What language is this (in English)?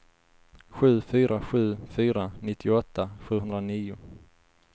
Swedish